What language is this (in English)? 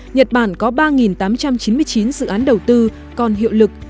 Vietnamese